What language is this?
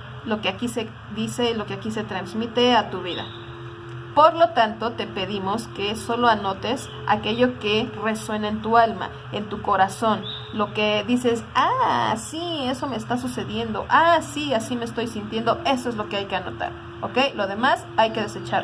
Spanish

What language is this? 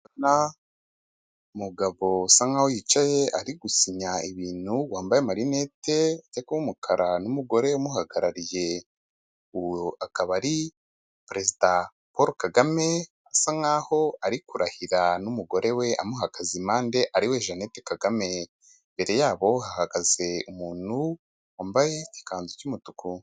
Kinyarwanda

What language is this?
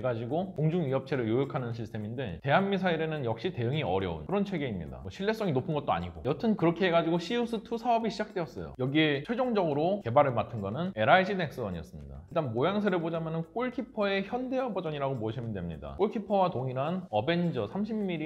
Korean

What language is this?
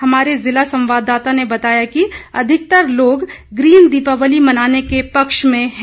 Hindi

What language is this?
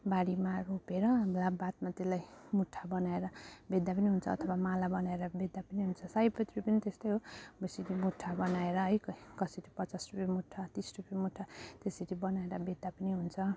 Nepali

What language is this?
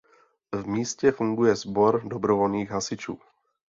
Czech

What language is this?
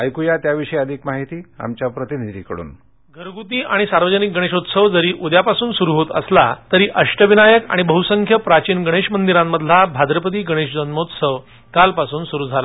Marathi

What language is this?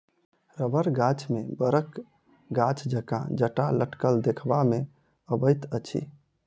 Maithili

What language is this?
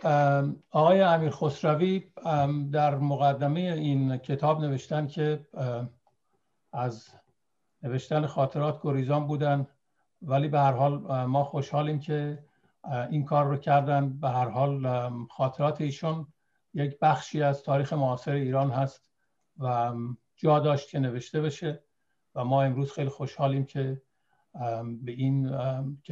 Persian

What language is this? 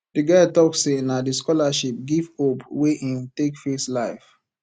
Nigerian Pidgin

